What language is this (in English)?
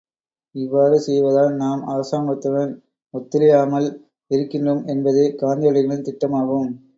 Tamil